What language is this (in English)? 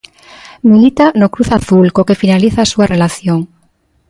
Galician